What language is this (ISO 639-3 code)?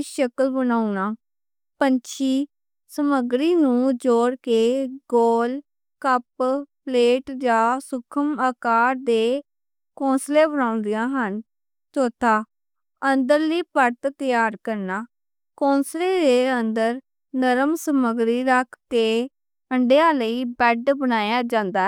lah